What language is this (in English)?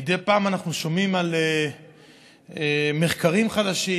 Hebrew